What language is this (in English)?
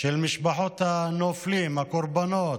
Hebrew